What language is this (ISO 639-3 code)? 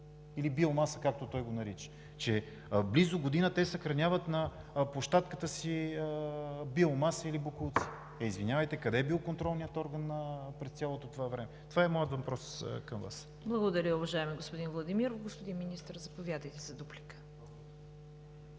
bul